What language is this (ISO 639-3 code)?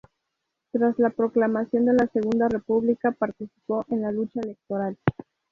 spa